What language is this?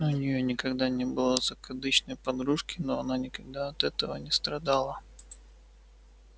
Russian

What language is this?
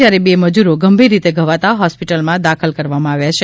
Gujarati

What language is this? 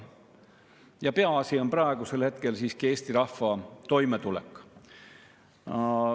Estonian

